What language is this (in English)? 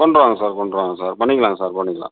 Tamil